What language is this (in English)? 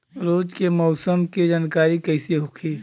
Bhojpuri